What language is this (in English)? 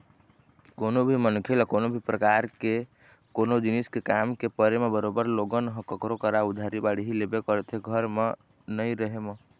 Chhattisgarhi